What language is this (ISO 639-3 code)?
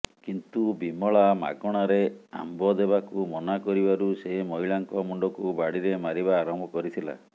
ori